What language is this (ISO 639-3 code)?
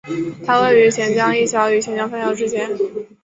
zho